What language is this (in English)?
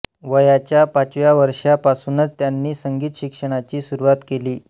Marathi